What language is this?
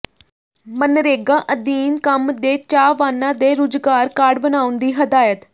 Punjabi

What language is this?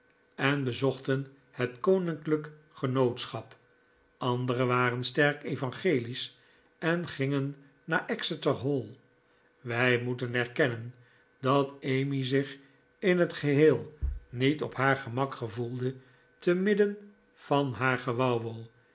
Dutch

